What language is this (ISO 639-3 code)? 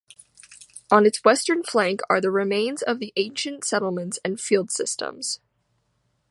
eng